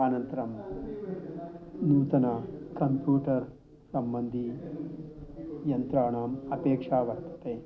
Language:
Sanskrit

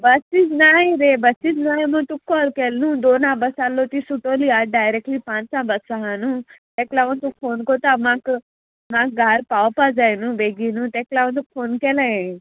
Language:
Konkani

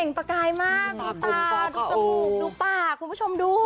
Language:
Thai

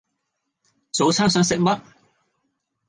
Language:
Cantonese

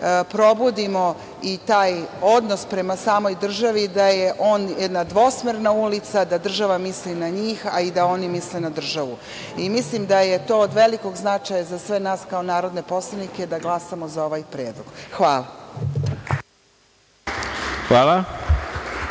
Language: Serbian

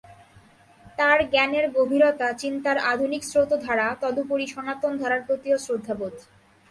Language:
Bangla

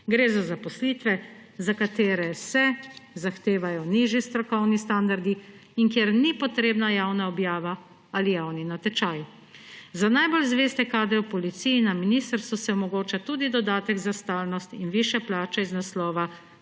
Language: Slovenian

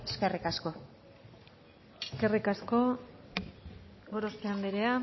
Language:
Basque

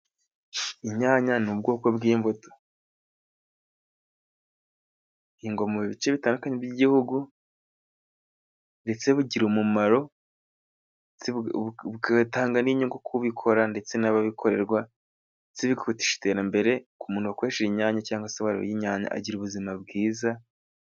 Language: Kinyarwanda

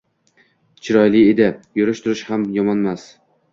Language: Uzbek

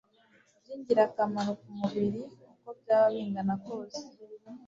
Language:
Kinyarwanda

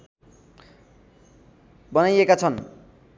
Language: Nepali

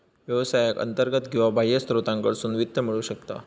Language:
Marathi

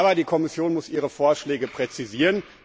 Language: German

